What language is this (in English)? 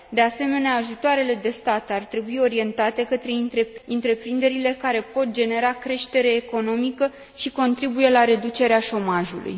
Romanian